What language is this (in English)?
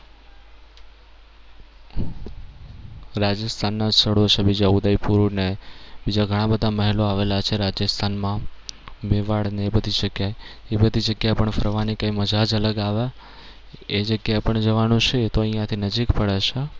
Gujarati